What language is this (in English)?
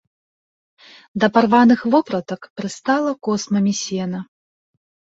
Belarusian